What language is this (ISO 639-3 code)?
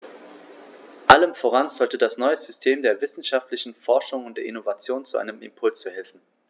deu